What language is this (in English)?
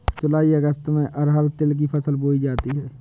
Hindi